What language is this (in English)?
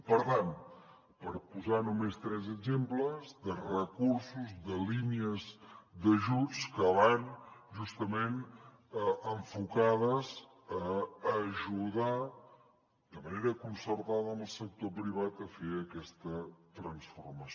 Catalan